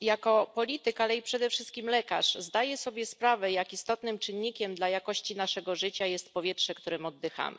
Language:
Polish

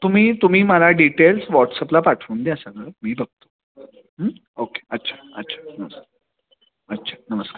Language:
Marathi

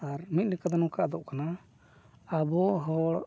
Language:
Santali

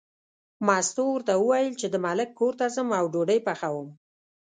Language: Pashto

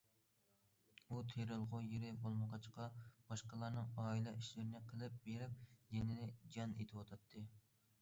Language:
Uyghur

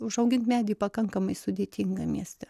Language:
Lithuanian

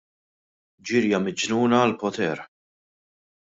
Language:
Maltese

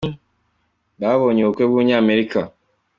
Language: Kinyarwanda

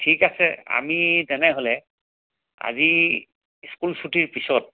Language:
Assamese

